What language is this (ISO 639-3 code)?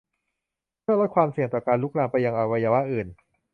tha